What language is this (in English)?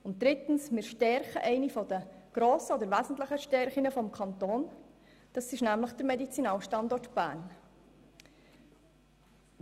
Swiss German